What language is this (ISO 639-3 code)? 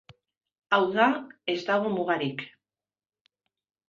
eus